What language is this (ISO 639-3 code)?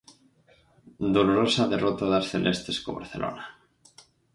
glg